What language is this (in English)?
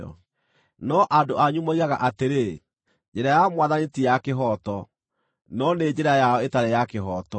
Kikuyu